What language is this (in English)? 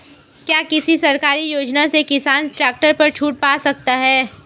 Hindi